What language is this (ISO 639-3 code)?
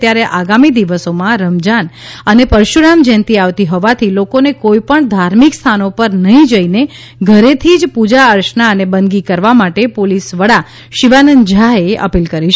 guj